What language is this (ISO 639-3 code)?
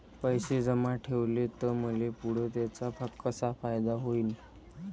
mar